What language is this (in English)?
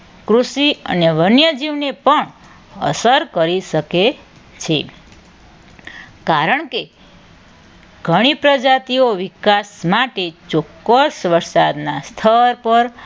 Gujarati